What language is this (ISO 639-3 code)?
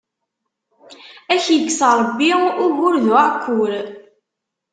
kab